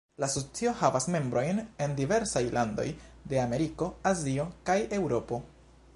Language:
Esperanto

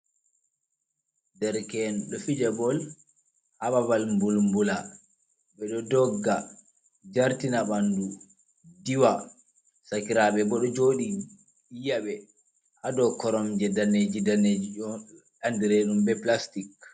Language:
Fula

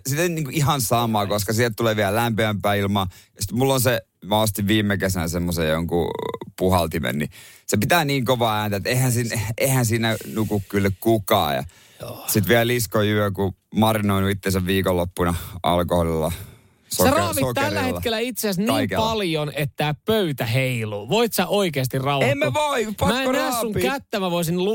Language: Finnish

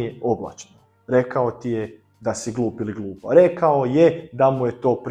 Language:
Croatian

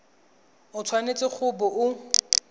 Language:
Tswana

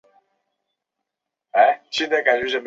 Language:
Chinese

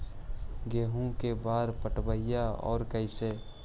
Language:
Magahi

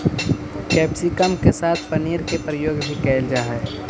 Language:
Magahi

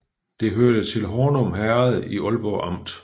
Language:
Danish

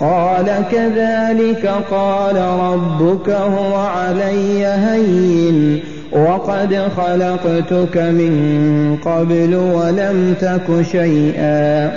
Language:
Arabic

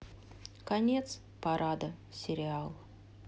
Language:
Russian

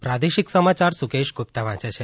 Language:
Gujarati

